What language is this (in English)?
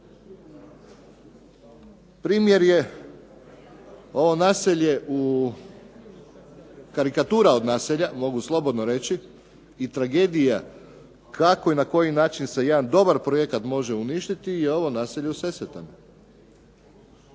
Croatian